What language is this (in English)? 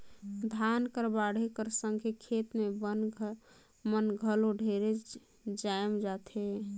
Chhattisgarhi